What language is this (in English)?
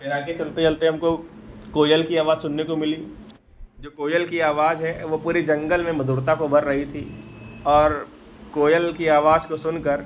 Hindi